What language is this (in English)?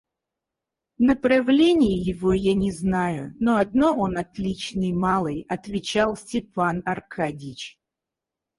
Russian